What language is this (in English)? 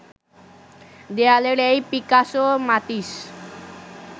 Bangla